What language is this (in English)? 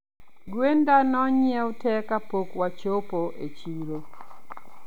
Luo (Kenya and Tanzania)